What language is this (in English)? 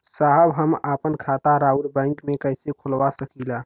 Bhojpuri